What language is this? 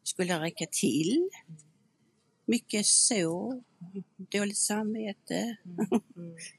Swedish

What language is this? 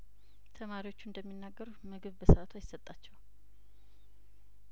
Amharic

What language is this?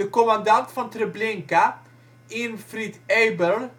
Dutch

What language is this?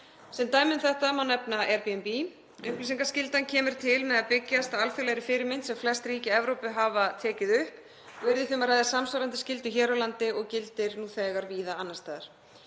Icelandic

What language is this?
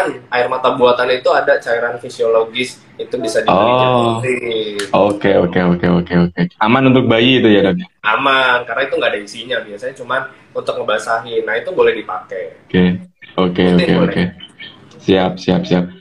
Indonesian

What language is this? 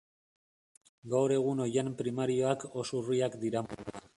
Basque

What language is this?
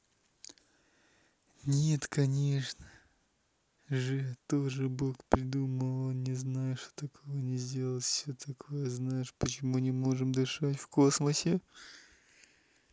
Russian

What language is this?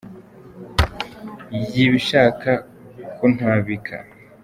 Kinyarwanda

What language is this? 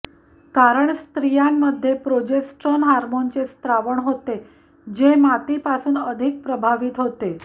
Marathi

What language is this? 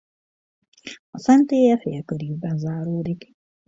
Hungarian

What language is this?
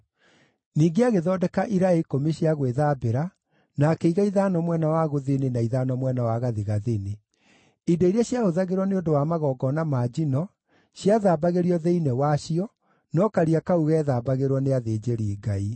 Kikuyu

